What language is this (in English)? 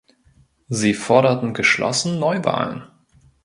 German